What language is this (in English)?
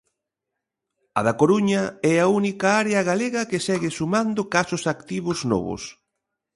Galician